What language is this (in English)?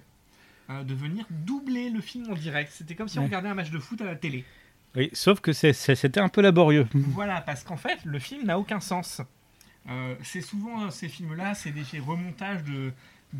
French